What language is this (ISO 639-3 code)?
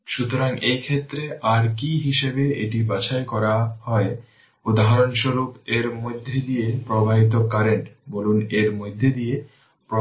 ben